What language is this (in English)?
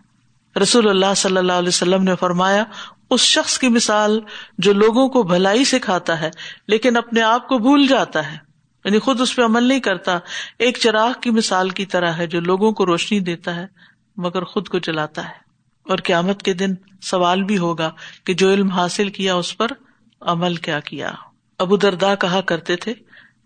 Urdu